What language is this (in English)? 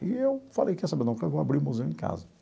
Portuguese